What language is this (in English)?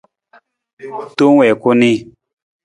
Nawdm